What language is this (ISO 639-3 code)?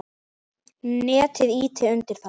isl